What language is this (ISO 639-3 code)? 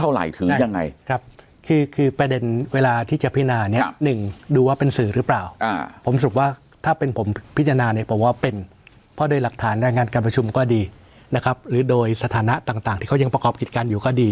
tha